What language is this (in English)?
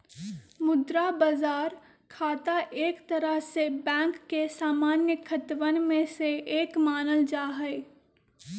Magahi